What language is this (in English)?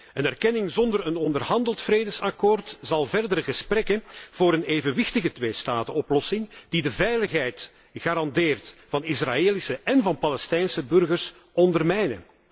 Dutch